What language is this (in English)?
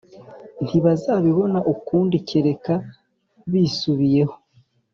Kinyarwanda